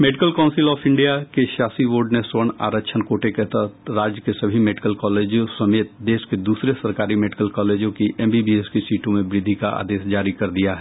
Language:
Hindi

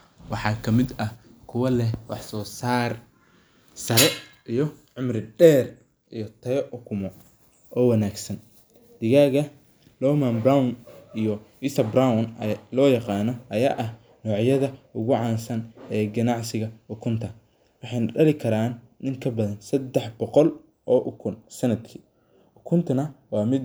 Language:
Somali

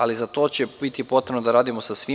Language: Serbian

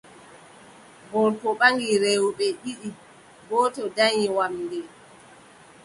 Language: Adamawa Fulfulde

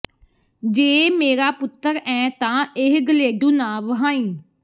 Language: Punjabi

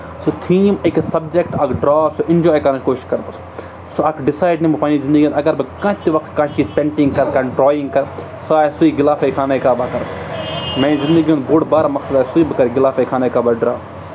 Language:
Kashmiri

